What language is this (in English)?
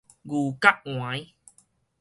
Min Nan Chinese